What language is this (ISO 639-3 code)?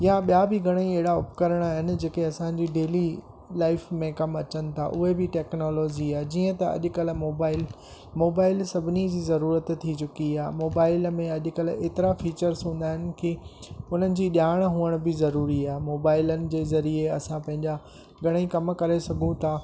snd